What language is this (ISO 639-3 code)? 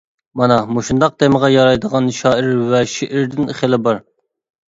uig